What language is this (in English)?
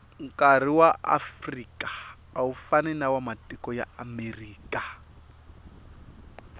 Tsonga